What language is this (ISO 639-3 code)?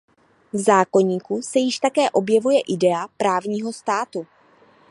ces